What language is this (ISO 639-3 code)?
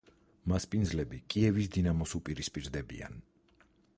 kat